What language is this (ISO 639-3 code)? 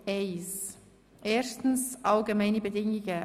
gsw